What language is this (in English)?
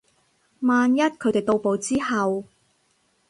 Cantonese